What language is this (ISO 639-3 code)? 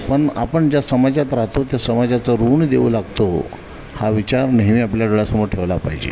mar